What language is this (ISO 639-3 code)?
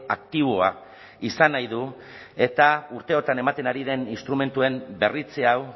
eus